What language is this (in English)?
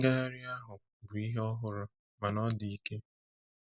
Igbo